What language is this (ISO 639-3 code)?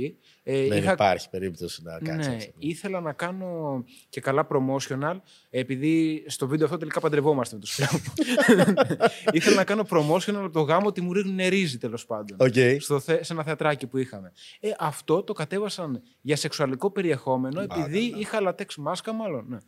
ell